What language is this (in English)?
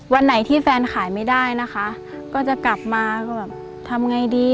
Thai